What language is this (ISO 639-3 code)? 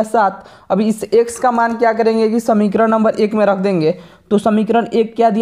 hin